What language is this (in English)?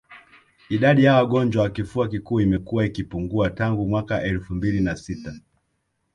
Swahili